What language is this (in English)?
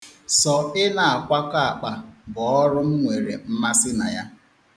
Igbo